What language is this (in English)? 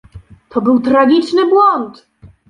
Polish